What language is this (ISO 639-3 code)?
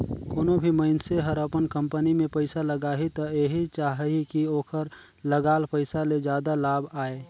hne